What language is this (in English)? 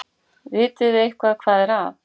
Icelandic